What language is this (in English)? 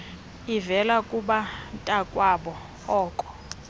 Xhosa